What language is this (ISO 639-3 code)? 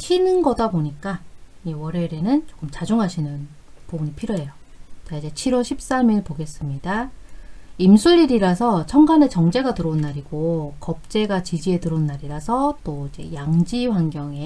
kor